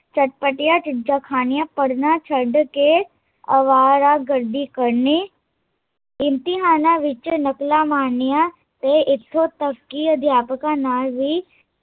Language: Punjabi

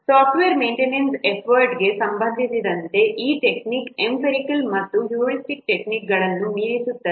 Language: Kannada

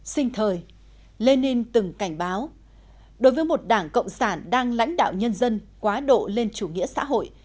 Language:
Vietnamese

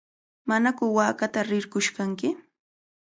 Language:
Cajatambo North Lima Quechua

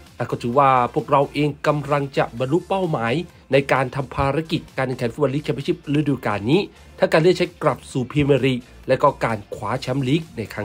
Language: Thai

